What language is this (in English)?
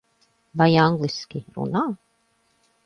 Latvian